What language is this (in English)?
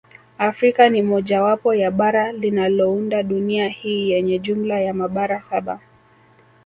Swahili